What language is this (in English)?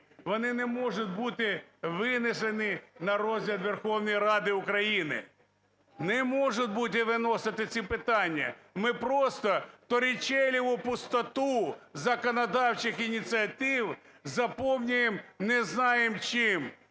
Ukrainian